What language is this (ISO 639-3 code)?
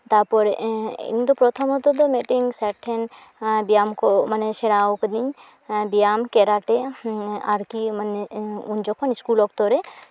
sat